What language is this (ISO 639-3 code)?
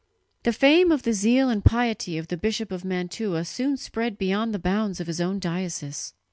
eng